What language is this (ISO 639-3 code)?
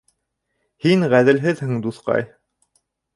bak